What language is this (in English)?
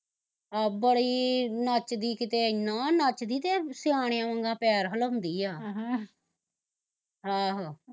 Punjabi